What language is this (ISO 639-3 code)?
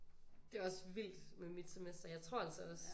dan